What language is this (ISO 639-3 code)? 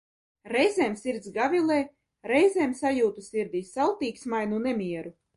lav